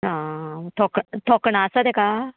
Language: Konkani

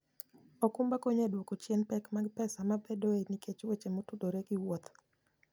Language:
Luo (Kenya and Tanzania)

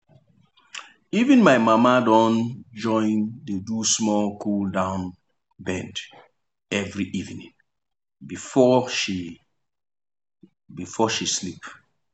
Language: Nigerian Pidgin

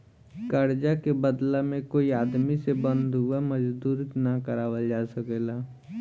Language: Bhojpuri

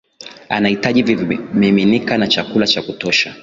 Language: Swahili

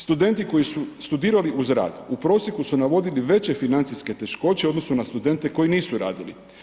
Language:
Croatian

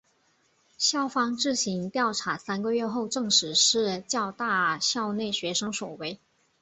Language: Chinese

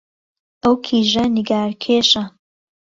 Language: Central Kurdish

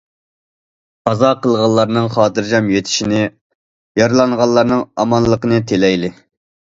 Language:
Uyghur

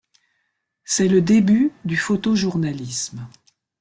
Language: French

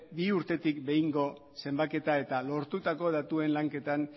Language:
Basque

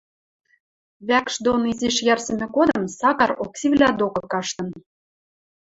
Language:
Western Mari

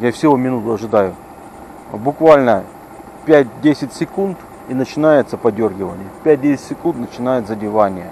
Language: Russian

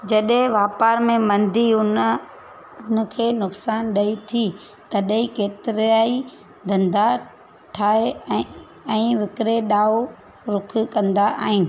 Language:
Sindhi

